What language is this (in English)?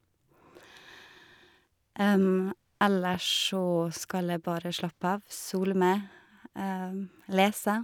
Norwegian